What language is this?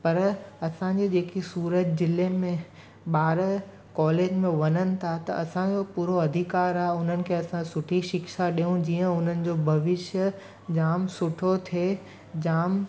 Sindhi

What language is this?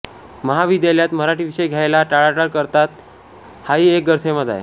Marathi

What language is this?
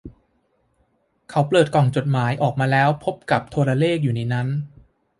Thai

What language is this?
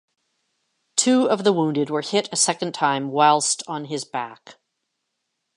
English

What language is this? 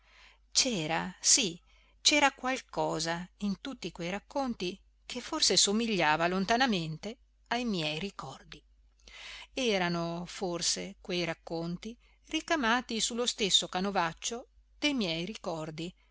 Italian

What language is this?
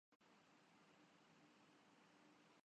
Urdu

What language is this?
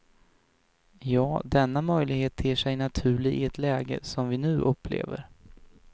Swedish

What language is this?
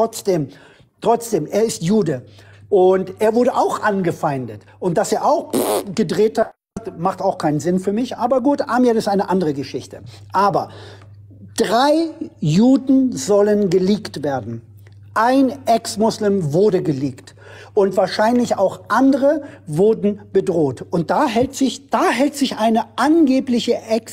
German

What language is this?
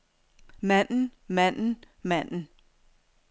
Danish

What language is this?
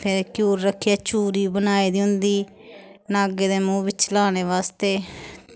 Dogri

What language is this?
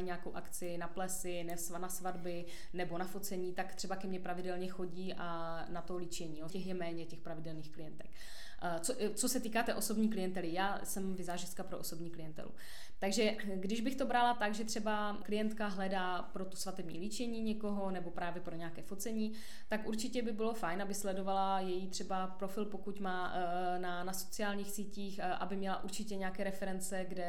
Czech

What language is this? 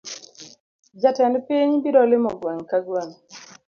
Luo (Kenya and Tanzania)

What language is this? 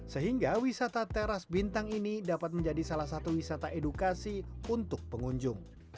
Indonesian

